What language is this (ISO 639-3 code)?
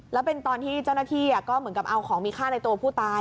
tha